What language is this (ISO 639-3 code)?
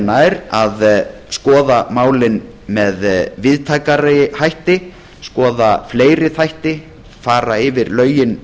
isl